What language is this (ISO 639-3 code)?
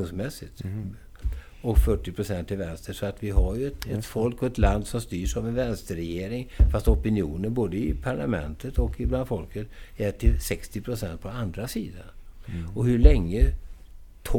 swe